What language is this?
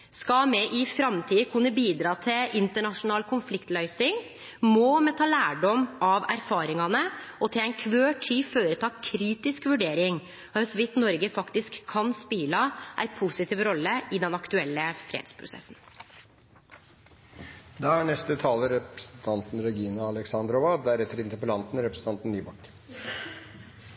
Norwegian Nynorsk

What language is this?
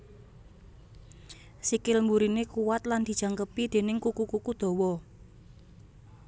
Javanese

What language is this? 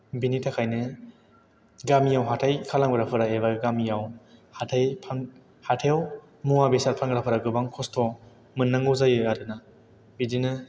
Bodo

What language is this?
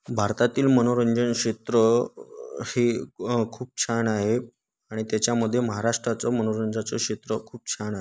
Marathi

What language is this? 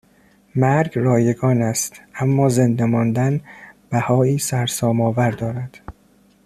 Persian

